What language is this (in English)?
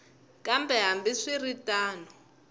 Tsonga